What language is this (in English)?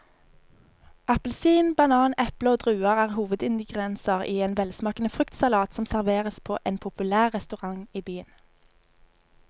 Norwegian